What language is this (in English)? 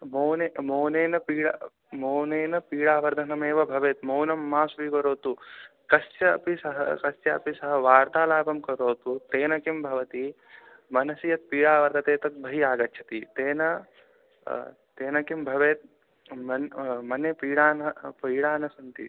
Sanskrit